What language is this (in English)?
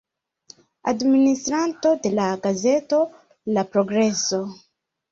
Esperanto